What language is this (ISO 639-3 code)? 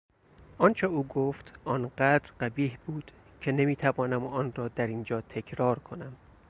fas